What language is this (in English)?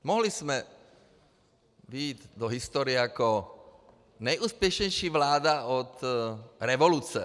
Czech